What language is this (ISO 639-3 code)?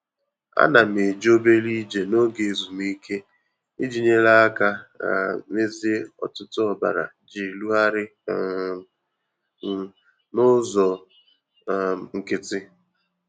ibo